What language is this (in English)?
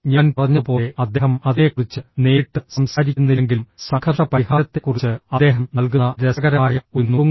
Malayalam